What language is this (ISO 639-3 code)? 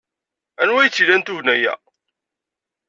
kab